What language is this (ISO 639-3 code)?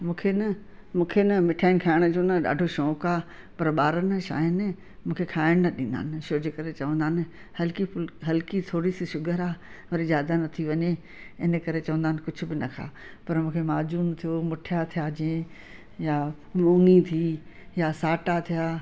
snd